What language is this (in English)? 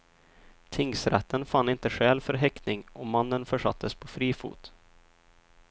Swedish